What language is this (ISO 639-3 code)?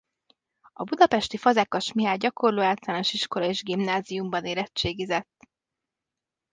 hun